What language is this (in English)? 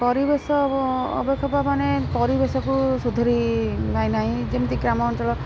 Odia